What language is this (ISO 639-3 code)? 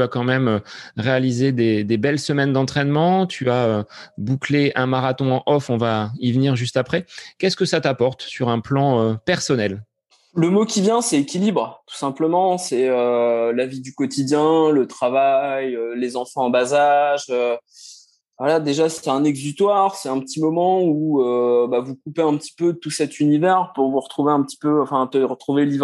fra